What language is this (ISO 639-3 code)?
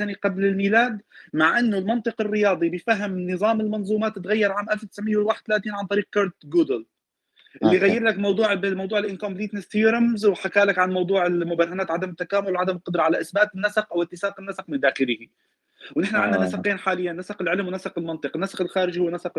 ara